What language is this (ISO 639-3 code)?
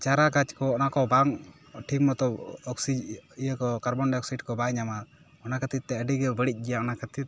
sat